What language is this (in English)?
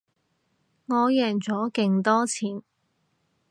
Cantonese